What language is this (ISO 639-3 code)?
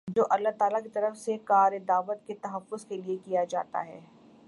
urd